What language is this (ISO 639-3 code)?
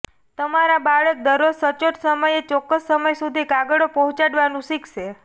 guj